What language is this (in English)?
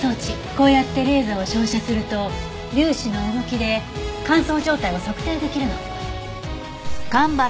Japanese